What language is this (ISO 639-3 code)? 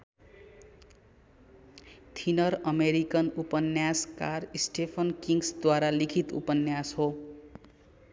nep